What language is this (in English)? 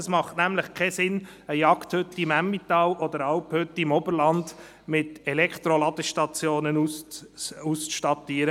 Swiss German